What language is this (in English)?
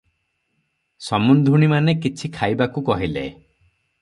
Odia